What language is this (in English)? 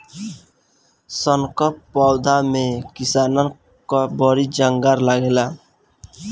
Bhojpuri